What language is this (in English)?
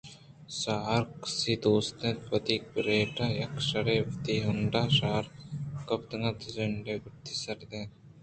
Eastern Balochi